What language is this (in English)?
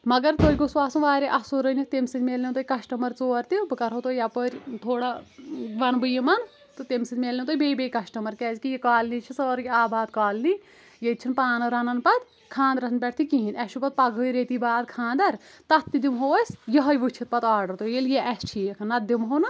Kashmiri